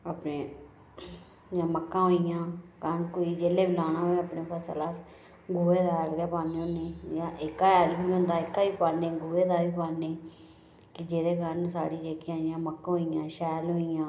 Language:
Dogri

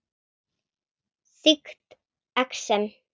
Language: Icelandic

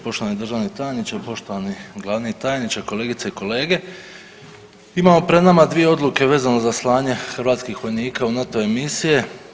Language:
Croatian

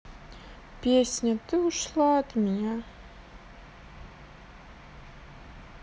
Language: Russian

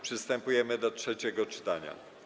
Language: Polish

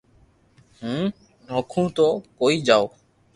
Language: Loarki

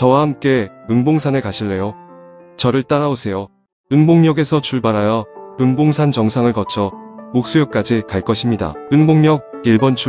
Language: Korean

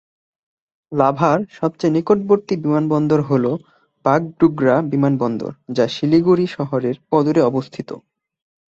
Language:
Bangla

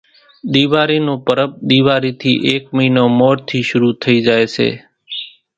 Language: Kachi Koli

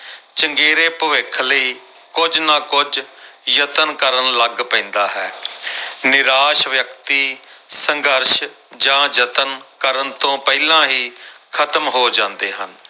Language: Punjabi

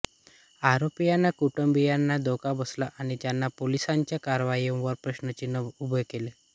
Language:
Marathi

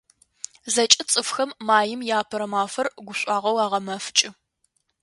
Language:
Adyghe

